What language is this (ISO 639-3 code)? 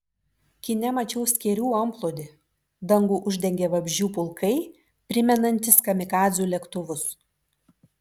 lit